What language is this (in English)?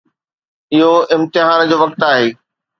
Sindhi